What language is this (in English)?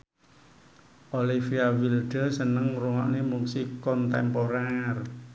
Javanese